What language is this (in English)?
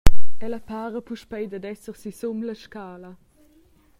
Romansh